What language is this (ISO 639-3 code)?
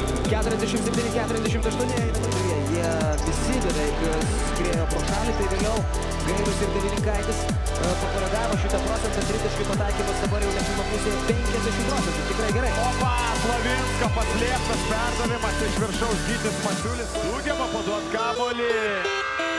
lit